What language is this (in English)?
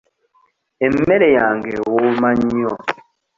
Ganda